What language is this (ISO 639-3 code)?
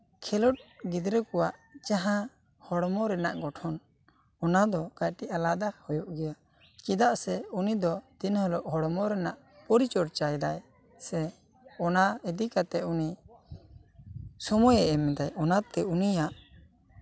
sat